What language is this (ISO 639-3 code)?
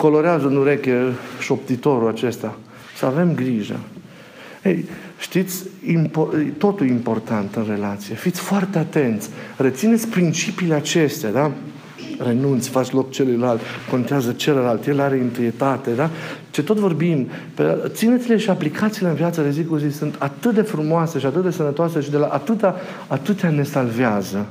ron